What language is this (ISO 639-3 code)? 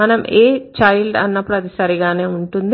tel